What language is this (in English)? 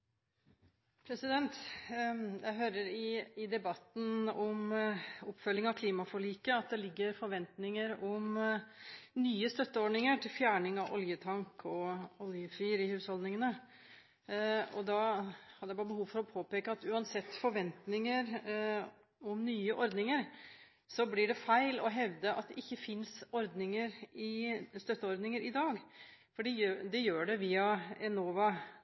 Norwegian